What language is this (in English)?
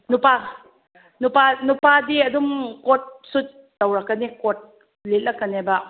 Manipuri